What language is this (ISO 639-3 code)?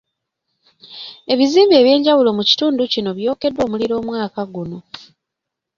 lug